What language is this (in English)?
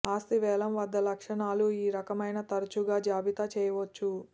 Telugu